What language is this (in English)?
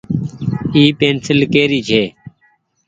Goaria